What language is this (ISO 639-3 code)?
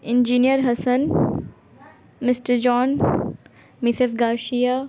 urd